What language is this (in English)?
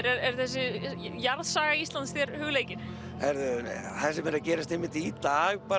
Icelandic